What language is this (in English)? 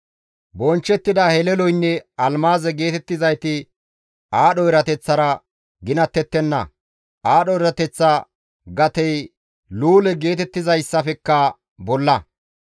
Gamo